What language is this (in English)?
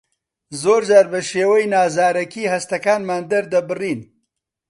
Central Kurdish